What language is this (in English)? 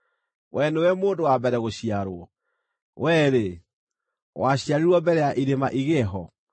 Kikuyu